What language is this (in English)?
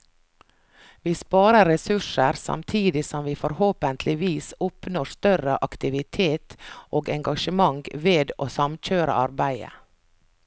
Norwegian